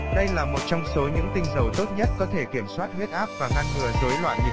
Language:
Vietnamese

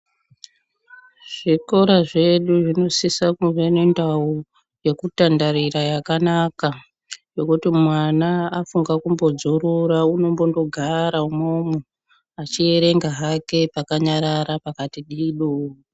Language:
Ndau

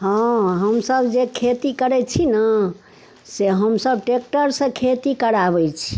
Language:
Maithili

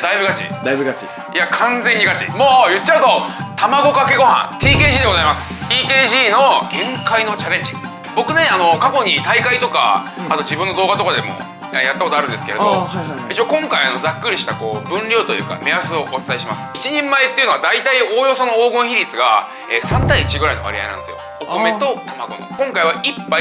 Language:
Japanese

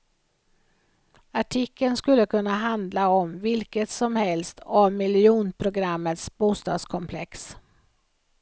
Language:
Swedish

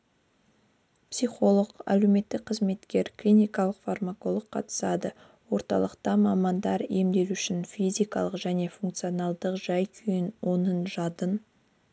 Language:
Kazakh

